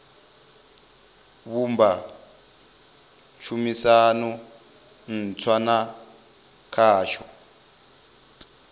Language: Venda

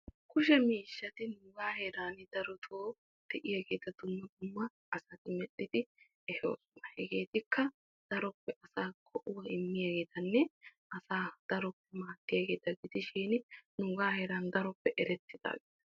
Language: Wolaytta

